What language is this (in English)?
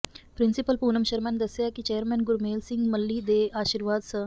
Punjabi